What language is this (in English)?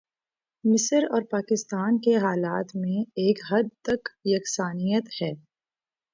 Urdu